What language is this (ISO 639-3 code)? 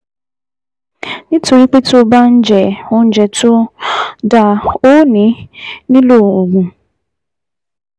yor